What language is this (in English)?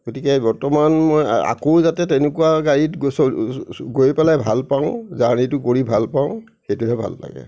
Assamese